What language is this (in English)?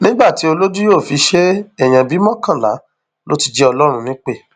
Yoruba